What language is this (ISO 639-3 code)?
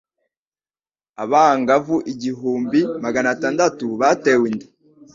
kin